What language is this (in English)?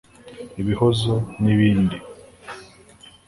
Kinyarwanda